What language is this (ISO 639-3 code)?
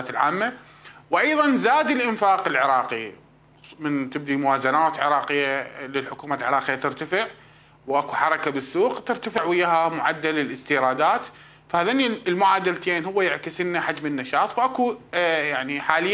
ara